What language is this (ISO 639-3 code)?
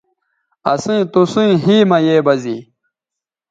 btv